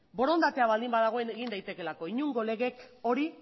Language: Basque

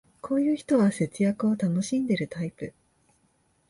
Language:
Japanese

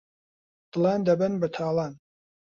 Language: Central Kurdish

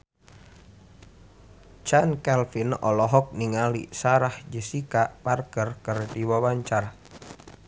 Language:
Sundanese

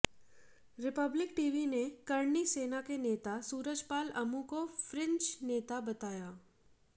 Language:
Hindi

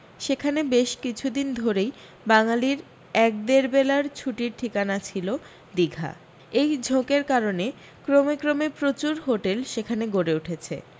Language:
Bangla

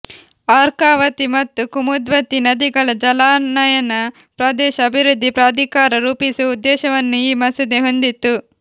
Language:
Kannada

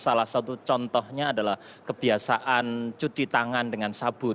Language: Indonesian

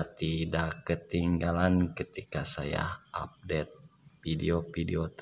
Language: Indonesian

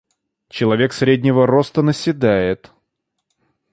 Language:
Russian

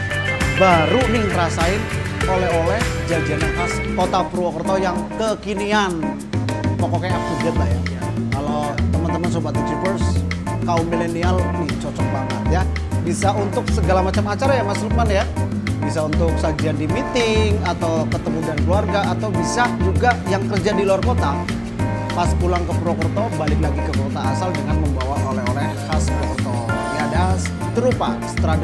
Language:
Indonesian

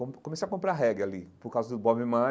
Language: Portuguese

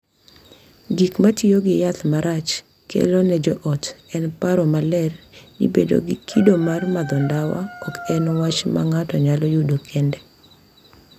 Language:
Luo (Kenya and Tanzania)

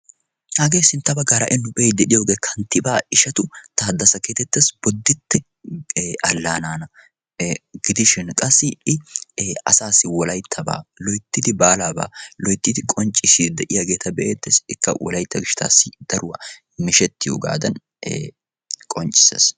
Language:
Wolaytta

